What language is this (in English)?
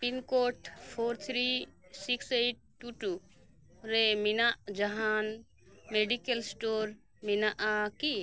Santali